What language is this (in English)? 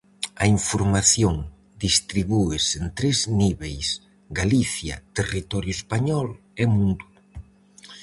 Galician